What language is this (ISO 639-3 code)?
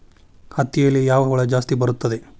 kan